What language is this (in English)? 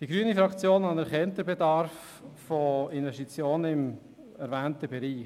Swiss German